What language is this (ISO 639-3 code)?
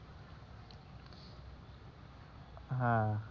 ben